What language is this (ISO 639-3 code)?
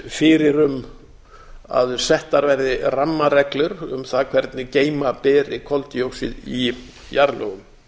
isl